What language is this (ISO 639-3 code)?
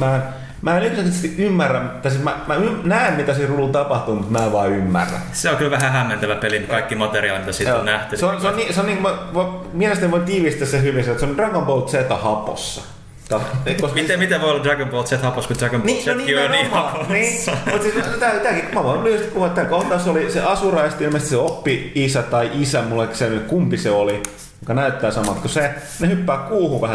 fin